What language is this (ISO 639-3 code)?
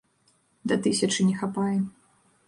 bel